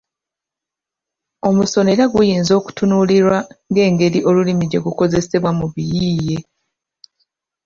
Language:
Ganda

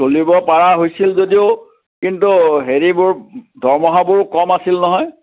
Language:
Assamese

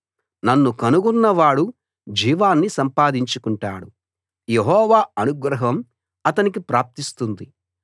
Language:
Telugu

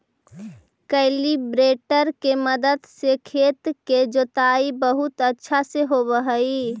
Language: Magahi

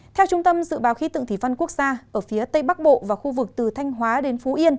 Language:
Vietnamese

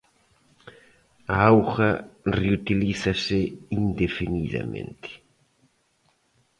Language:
Galician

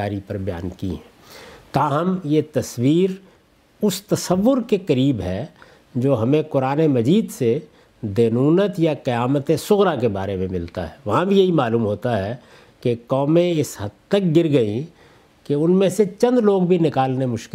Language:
Urdu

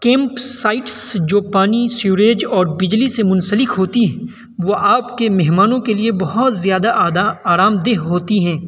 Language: Urdu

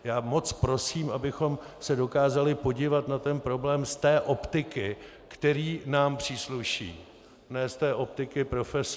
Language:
Czech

